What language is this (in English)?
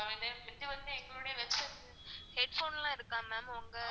Tamil